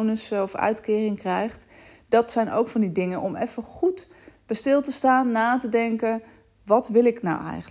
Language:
Dutch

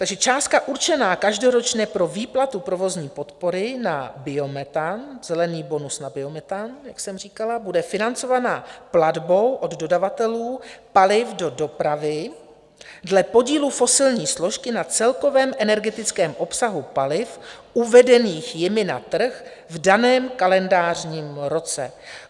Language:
Czech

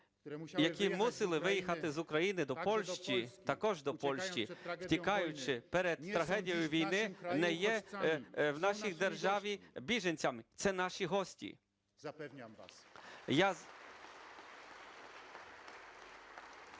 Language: Ukrainian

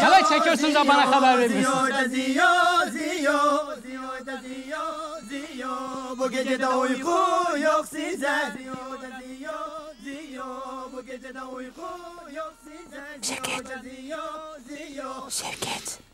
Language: Turkish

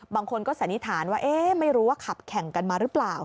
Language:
Thai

